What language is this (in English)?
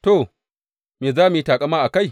Hausa